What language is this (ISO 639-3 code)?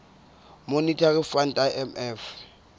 sot